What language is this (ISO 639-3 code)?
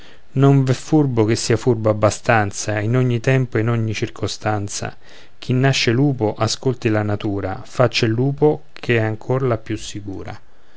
ita